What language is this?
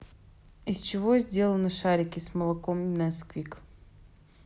Russian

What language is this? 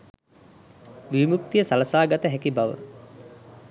Sinhala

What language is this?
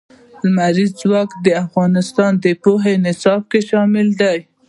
Pashto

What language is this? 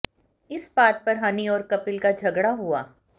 Hindi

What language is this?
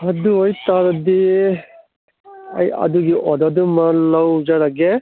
Manipuri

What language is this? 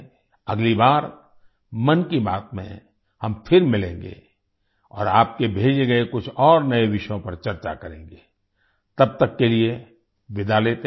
Hindi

